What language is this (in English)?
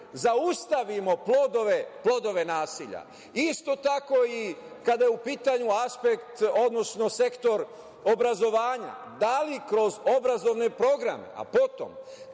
Serbian